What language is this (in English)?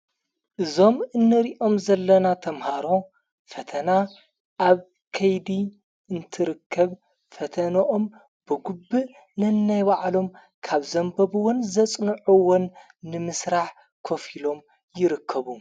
Tigrinya